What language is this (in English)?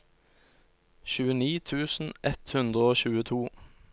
Norwegian